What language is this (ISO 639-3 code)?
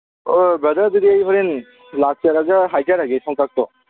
mni